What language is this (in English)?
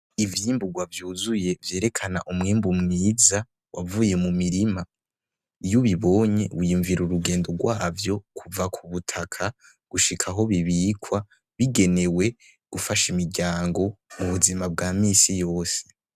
Rundi